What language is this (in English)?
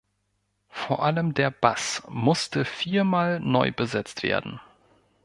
German